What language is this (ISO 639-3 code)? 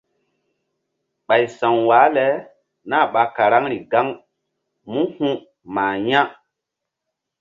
mdd